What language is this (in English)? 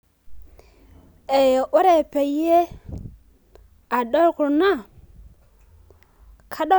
Masai